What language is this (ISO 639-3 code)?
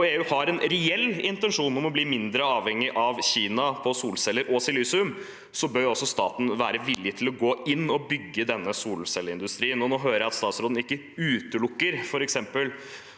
nor